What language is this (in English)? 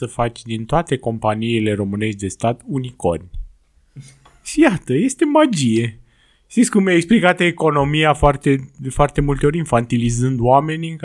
Romanian